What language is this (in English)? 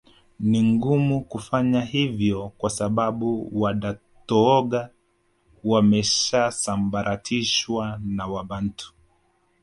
Swahili